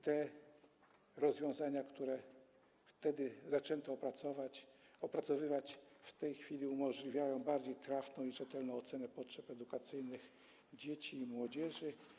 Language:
Polish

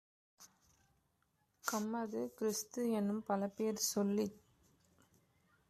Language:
Tamil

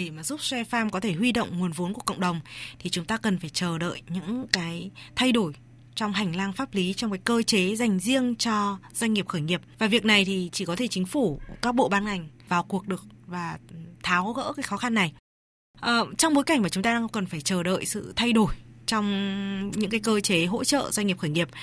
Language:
Vietnamese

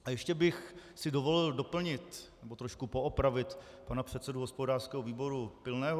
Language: Czech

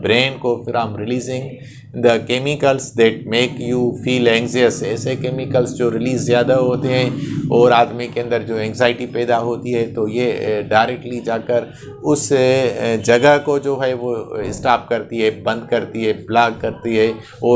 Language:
Hindi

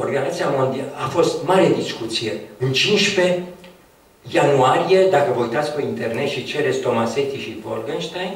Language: Romanian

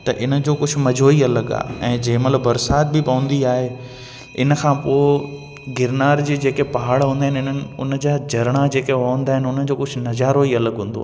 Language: Sindhi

